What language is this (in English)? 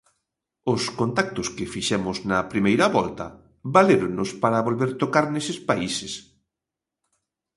Galician